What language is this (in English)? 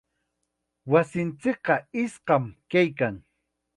Chiquián Ancash Quechua